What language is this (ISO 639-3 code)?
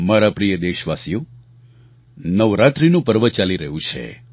guj